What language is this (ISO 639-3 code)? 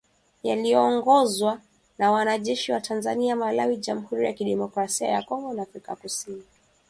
swa